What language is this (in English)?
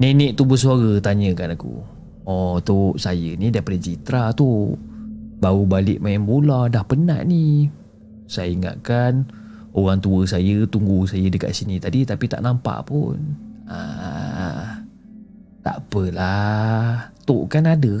Malay